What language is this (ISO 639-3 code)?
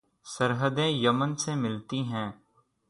urd